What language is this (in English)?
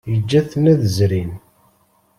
Kabyle